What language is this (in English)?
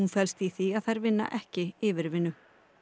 Icelandic